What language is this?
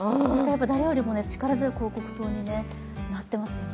Japanese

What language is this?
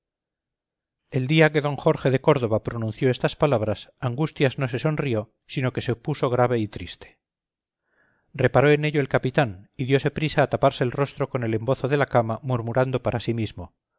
Spanish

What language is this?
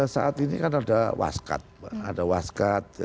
Indonesian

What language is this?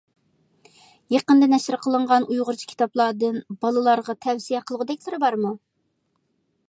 Uyghur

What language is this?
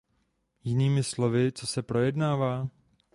Czech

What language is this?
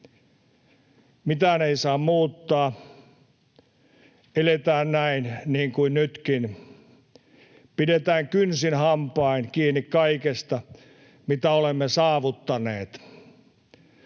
Finnish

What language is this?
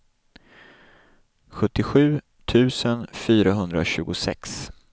Swedish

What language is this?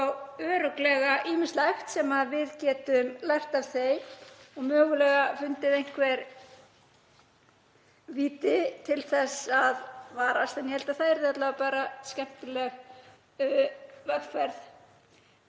Icelandic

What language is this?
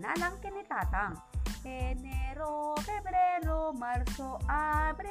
Filipino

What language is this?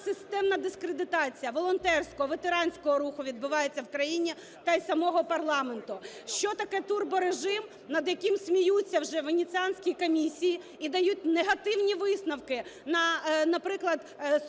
Ukrainian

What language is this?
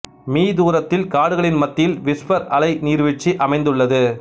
Tamil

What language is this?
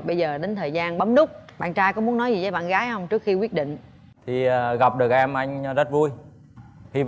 Vietnamese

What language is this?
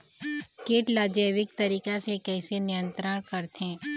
Chhattisgarhi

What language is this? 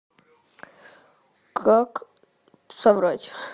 Russian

